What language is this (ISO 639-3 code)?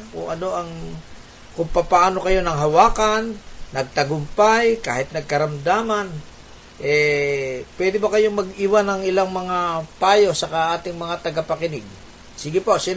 fil